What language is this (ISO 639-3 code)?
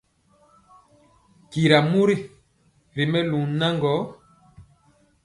mcx